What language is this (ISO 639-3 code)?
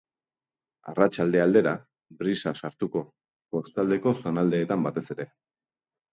eus